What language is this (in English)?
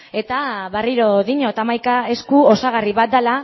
Basque